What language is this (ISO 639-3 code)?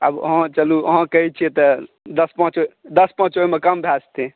mai